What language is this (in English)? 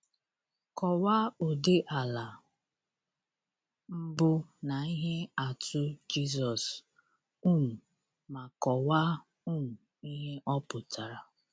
Igbo